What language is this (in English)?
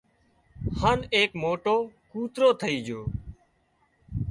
Wadiyara Koli